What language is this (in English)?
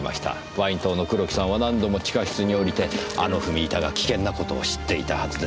Japanese